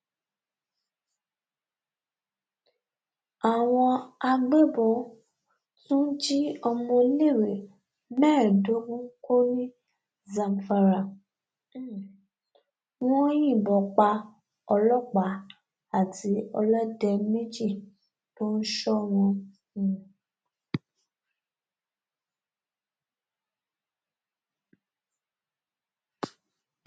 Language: Yoruba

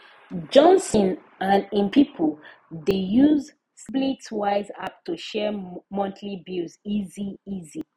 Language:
Nigerian Pidgin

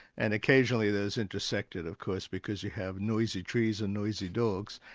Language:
English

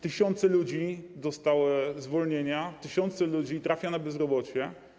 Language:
Polish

